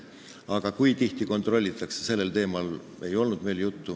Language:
Estonian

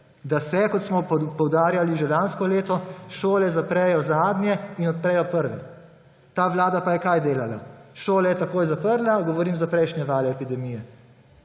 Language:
Slovenian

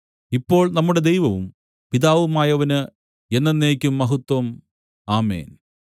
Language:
Malayalam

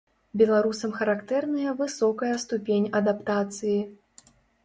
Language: Belarusian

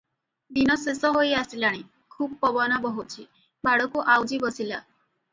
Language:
Odia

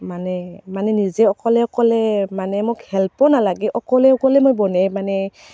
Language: Assamese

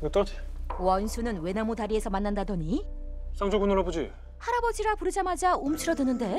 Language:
Korean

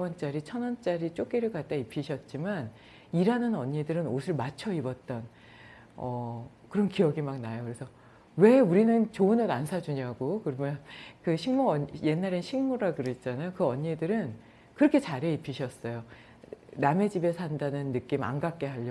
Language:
Korean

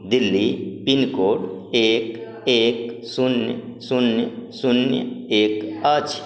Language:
Maithili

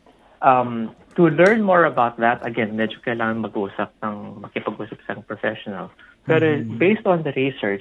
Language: Filipino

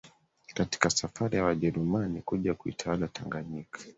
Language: Swahili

